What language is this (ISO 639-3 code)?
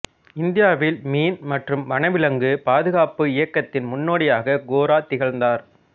tam